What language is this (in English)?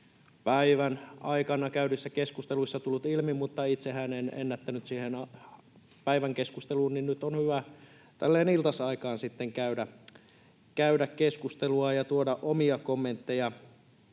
Finnish